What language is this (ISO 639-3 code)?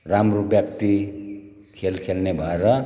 nep